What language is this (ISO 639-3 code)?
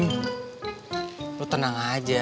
ind